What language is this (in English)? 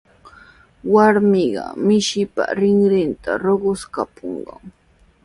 Sihuas Ancash Quechua